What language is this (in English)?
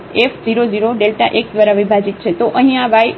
Gujarati